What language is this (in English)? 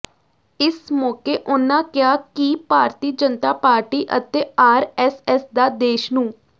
Punjabi